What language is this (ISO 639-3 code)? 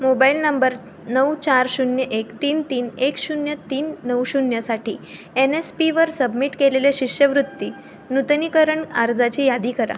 mar